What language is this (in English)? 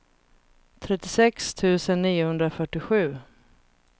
Swedish